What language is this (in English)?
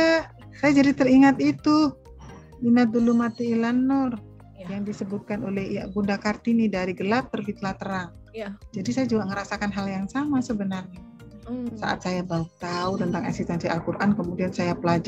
Indonesian